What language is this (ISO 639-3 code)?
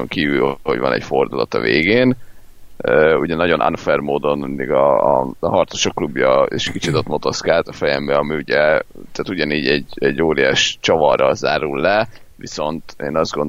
hun